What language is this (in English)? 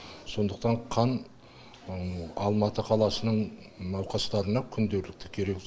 Kazakh